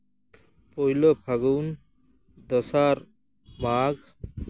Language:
Santali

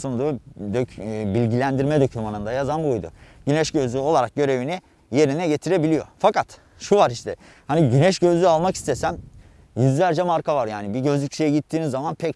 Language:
Turkish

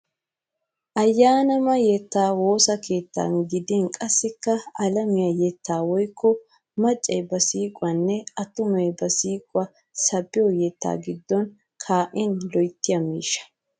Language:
Wolaytta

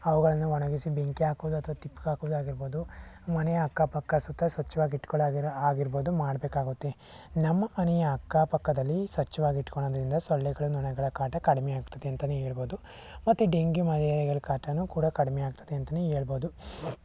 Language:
Kannada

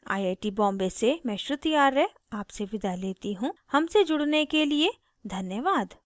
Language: Hindi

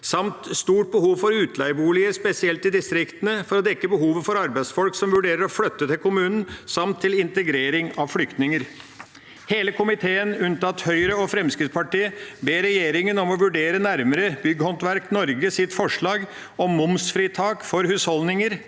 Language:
Norwegian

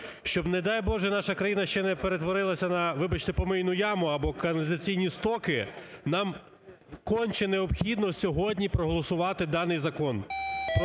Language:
Ukrainian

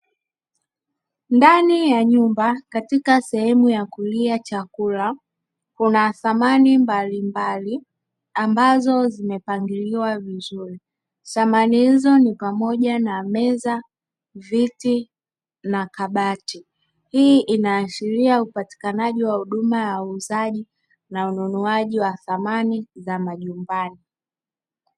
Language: Swahili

